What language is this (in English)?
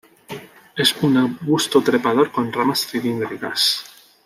Spanish